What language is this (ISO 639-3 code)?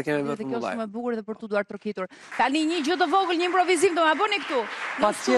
ron